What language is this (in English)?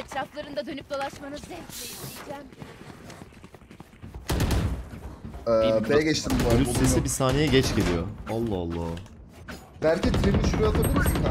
Turkish